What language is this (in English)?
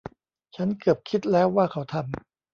Thai